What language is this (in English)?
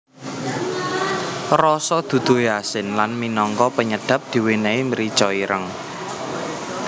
Javanese